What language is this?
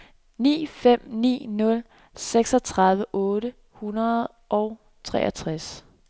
Danish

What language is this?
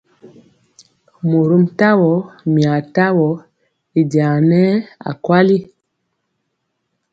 Mpiemo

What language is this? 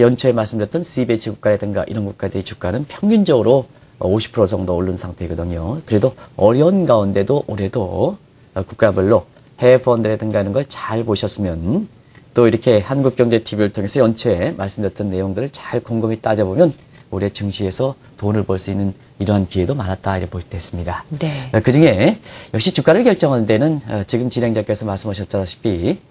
Korean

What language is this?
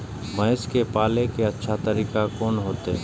Maithili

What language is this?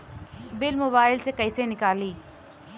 Bhojpuri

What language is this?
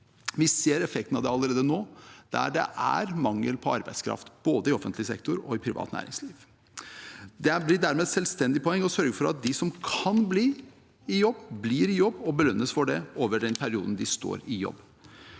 Norwegian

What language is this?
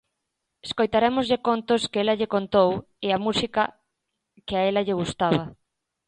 Galician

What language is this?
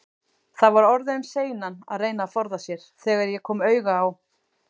Icelandic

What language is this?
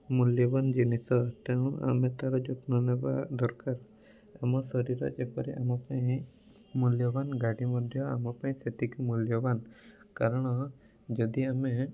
Odia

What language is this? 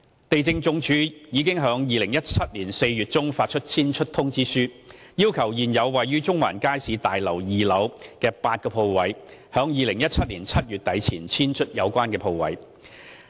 Cantonese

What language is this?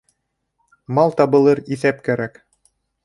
Bashkir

